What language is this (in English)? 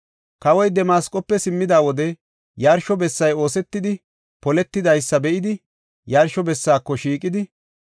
Gofa